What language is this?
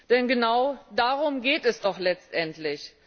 German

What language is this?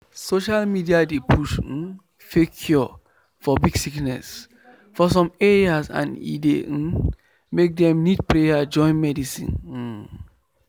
Nigerian Pidgin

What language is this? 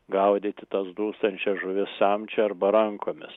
Lithuanian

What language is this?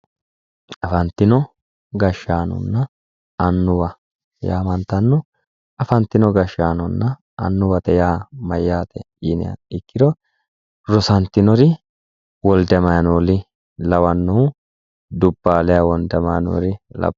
Sidamo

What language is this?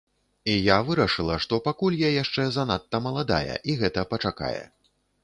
Belarusian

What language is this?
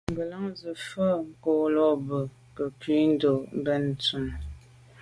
Medumba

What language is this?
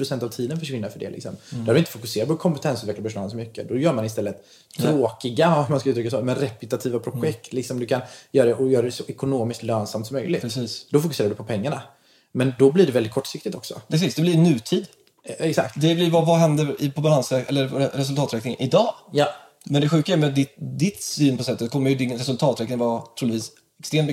Swedish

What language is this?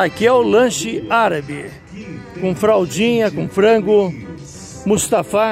Portuguese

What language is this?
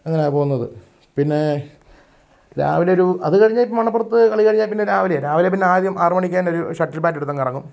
Malayalam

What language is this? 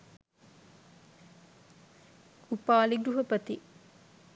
Sinhala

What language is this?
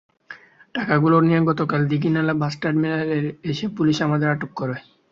Bangla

